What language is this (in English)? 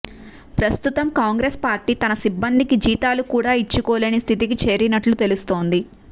Telugu